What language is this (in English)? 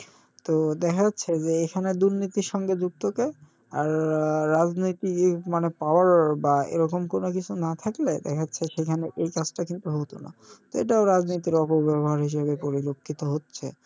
Bangla